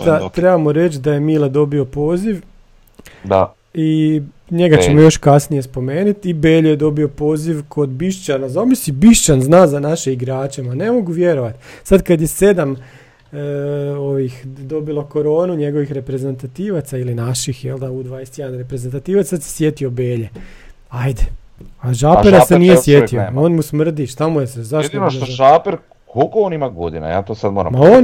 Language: Croatian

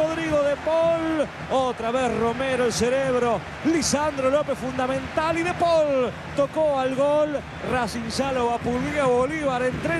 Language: Spanish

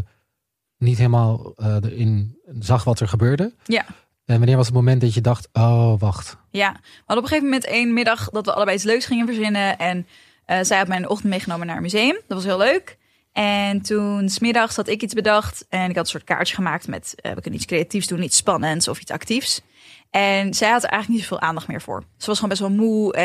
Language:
Dutch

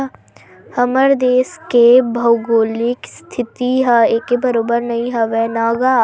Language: Chhattisgarhi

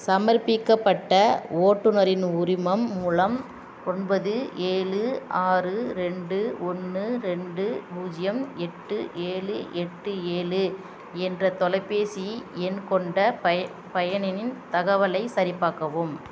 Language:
Tamil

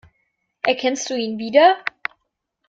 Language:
German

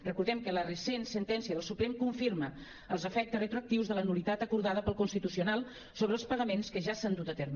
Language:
Catalan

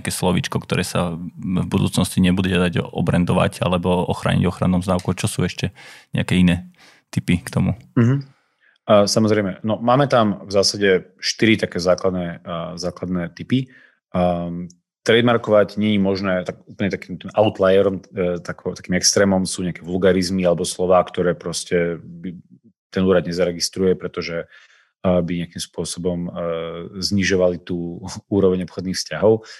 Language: Slovak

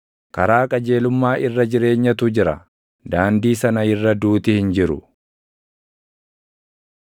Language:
Oromo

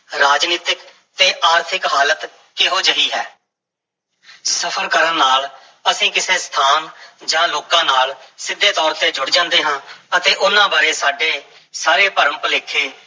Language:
Punjabi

